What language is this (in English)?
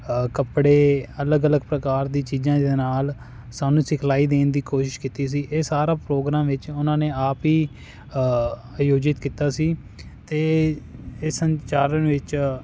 Punjabi